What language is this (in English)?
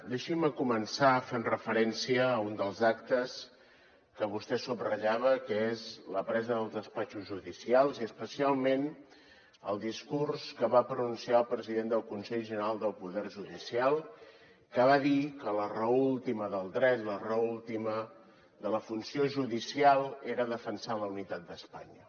Catalan